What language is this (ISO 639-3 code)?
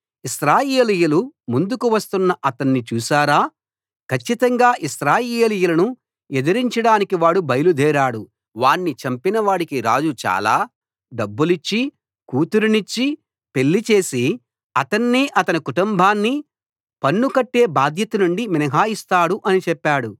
tel